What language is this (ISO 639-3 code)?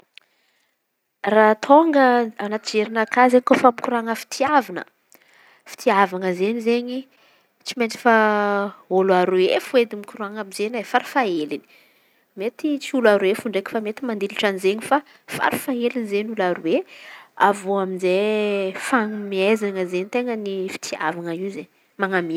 xmv